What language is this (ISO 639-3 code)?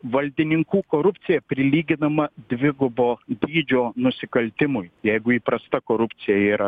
lit